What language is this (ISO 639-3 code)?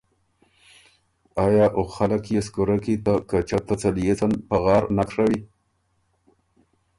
oru